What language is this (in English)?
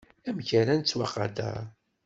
Kabyle